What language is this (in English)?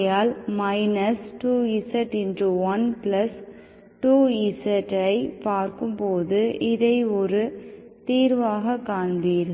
Tamil